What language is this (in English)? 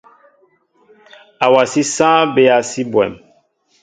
Mbo (Cameroon)